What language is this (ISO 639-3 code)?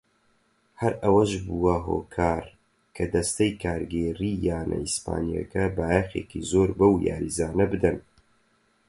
ckb